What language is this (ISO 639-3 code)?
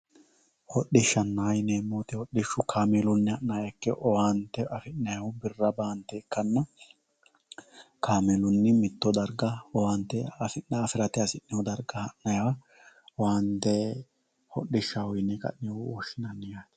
sid